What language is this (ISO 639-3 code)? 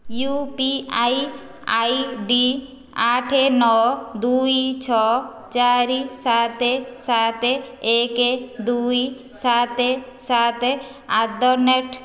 ori